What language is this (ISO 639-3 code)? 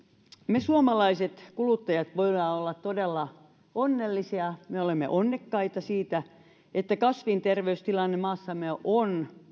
fin